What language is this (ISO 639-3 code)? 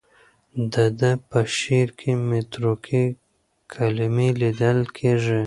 pus